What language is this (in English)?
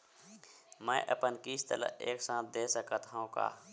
Chhattisgarhi